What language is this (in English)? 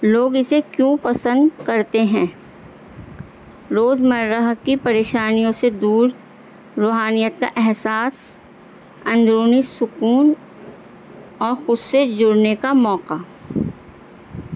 Urdu